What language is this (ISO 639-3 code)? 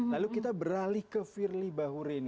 ind